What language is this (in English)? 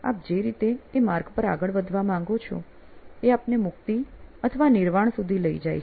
Gujarati